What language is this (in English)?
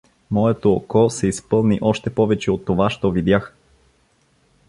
Bulgarian